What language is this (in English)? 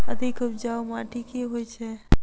Maithili